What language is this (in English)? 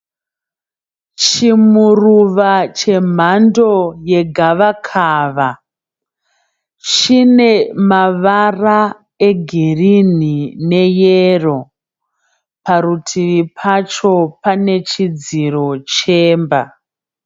Shona